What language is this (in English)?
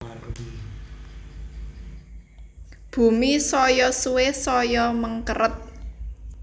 Javanese